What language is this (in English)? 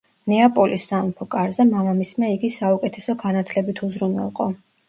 Georgian